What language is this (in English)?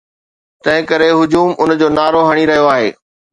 Sindhi